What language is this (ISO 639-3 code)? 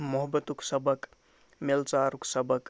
kas